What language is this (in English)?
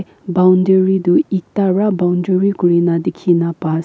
Naga Pidgin